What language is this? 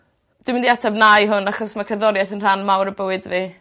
Welsh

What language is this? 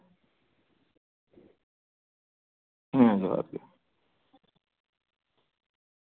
Santali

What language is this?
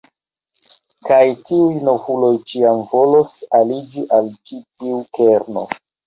Esperanto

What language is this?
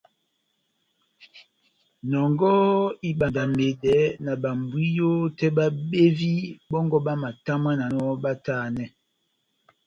Batanga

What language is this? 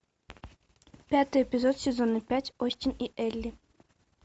Russian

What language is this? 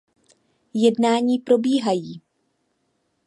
Czech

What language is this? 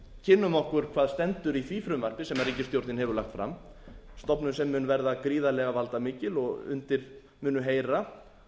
Icelandic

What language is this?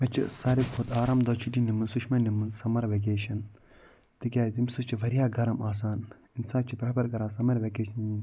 Kashmiri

